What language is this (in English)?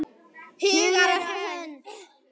Icelandic